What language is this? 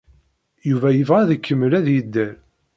Kabyle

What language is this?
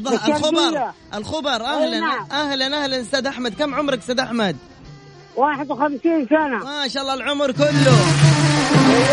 Arabic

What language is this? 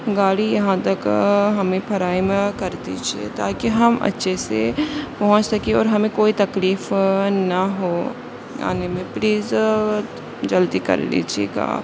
Urdu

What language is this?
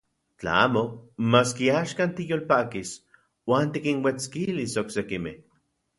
Central Puebla Nahuatl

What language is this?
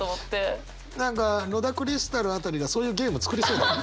Japanese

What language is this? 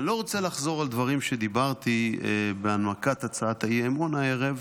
Hebrew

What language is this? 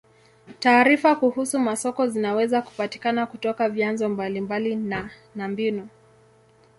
Swahili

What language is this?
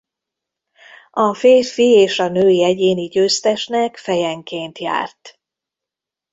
Hungarian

